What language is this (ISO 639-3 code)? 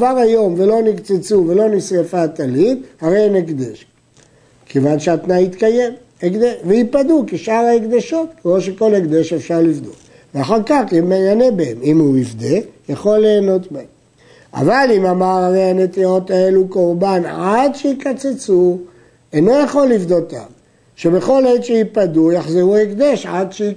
heb